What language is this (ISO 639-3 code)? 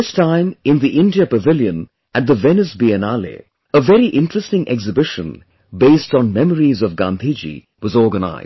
eng